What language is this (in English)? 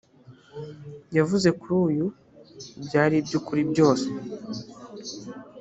Kinyarwanda